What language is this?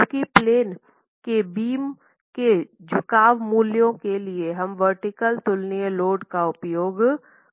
Hindi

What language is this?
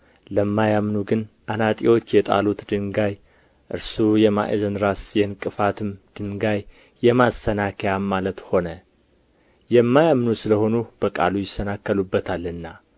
Amharic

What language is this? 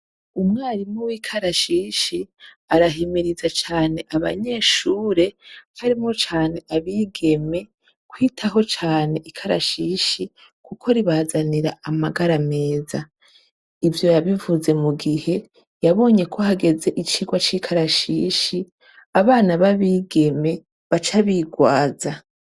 Rundi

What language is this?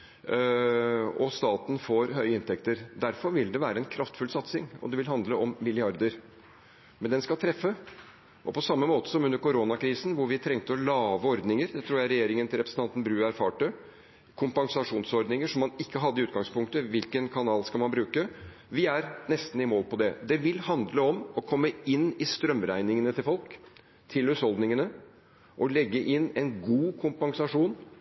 Norwegian Bokmål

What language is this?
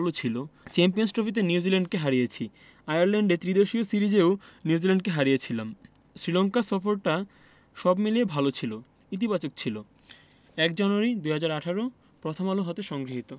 Bangla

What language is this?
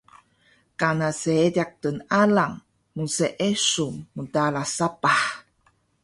Taroko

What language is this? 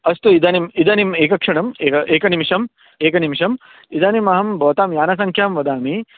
Sanskrit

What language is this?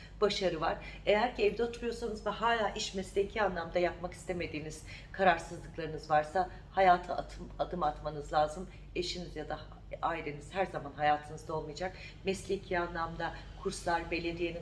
Turkish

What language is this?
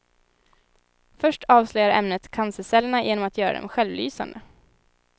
Swedish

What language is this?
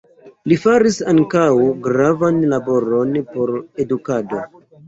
Esperanto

